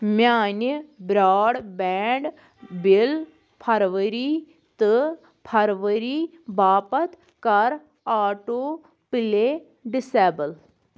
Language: Kashmiri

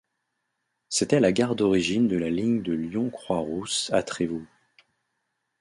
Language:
French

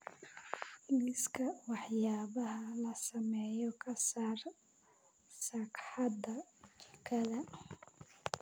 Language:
Somali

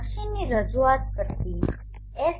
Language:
Gujarati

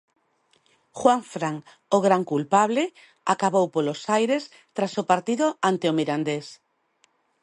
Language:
Galician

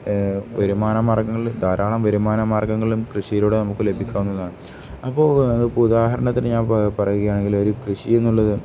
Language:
Malayalam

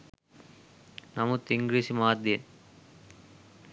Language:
Sinhala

